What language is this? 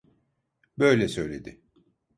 Turkish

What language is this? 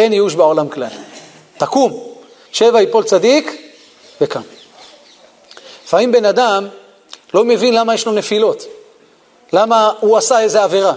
Hebrew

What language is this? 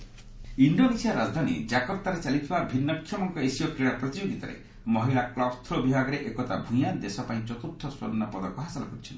Odia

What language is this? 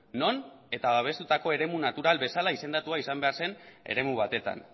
Basque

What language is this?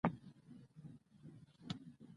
Pashto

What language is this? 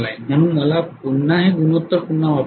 Marathi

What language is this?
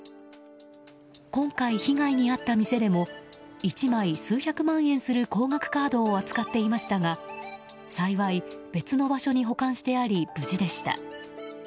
Japanese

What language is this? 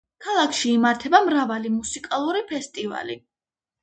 Georgian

